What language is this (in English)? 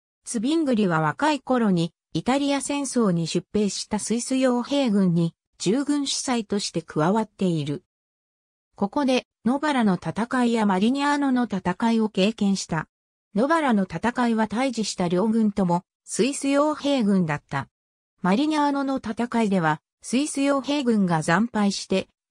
Japanese